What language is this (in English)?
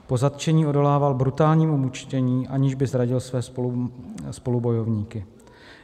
Czech